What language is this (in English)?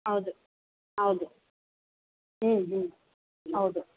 Kannada